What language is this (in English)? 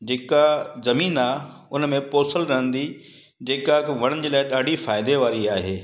Sindhi